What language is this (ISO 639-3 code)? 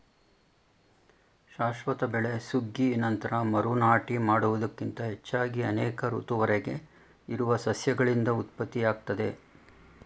kan